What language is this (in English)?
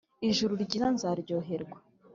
Kinyarwanda